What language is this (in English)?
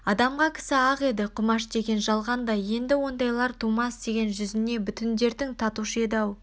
Kazakh